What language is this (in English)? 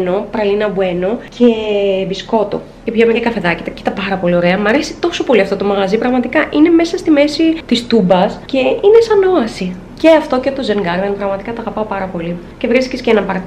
Greek